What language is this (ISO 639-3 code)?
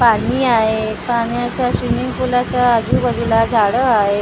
mar